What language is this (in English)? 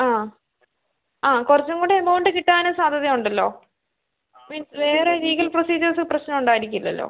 Malayalam